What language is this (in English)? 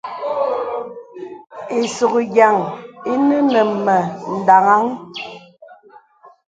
Bebele